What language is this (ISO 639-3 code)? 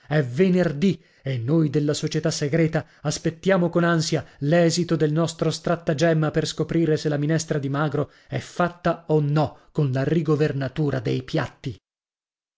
ita